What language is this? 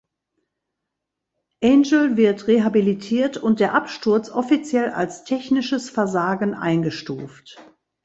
German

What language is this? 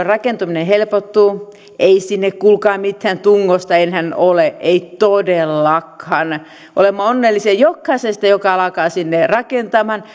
Finnish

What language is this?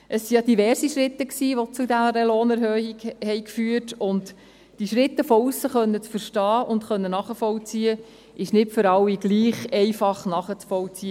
Swiss German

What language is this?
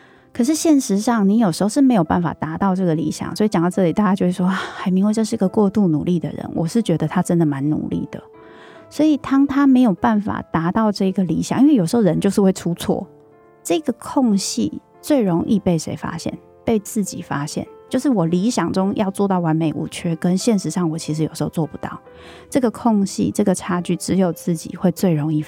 Chinese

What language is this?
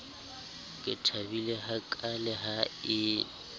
Southern Sotho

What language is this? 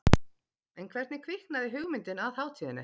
Icelandic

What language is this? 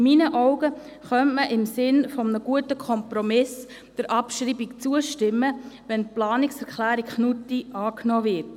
Swiss German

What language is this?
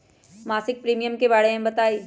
Magahi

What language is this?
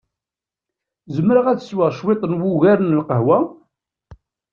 Kabyle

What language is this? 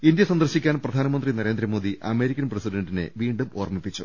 Malayalam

